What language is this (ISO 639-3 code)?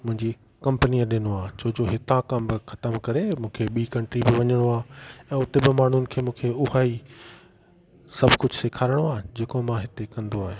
snd